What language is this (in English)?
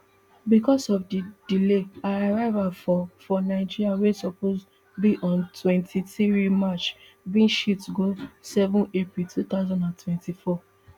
Nigerian Pidgin